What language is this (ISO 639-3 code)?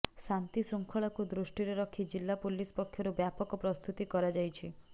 ori